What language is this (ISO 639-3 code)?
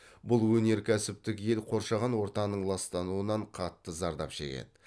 kaz